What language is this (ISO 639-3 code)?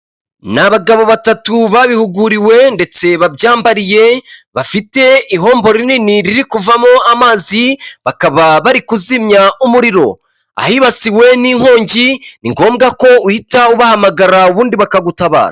kin